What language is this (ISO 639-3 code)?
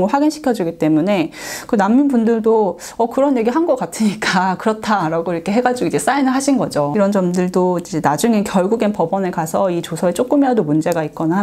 kor